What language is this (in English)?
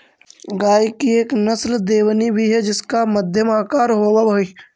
Magahi